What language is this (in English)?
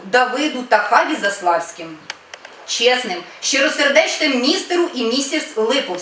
Ukrainian